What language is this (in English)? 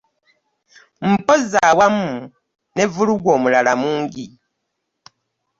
Ganda